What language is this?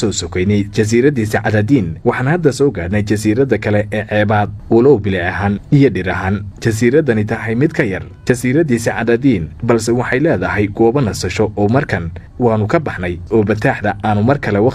Arabic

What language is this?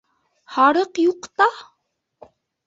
Bashkir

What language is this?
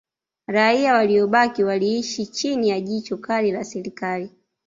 Swahili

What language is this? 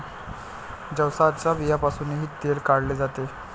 Marathi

